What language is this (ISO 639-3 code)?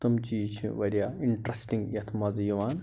kas